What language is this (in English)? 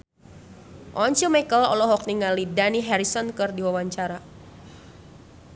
Sundanese